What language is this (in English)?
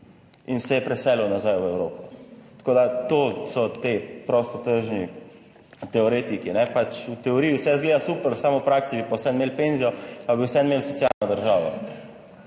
Slovenian